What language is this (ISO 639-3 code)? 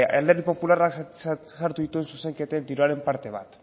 eus